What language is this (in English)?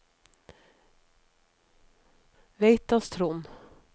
Norwegian